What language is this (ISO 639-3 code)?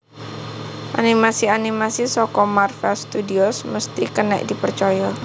jav